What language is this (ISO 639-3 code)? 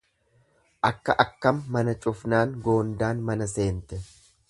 orm